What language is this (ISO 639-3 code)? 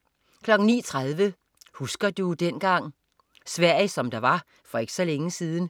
dan